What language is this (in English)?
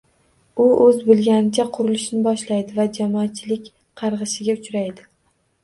Uzbek